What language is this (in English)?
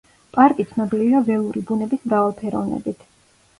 Georgian